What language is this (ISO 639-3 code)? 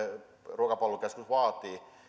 fin